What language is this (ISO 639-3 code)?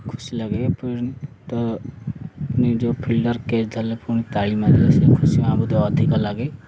ori